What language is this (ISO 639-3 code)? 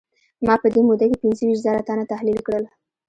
pus